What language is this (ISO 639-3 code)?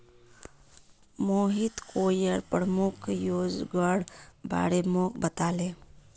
mag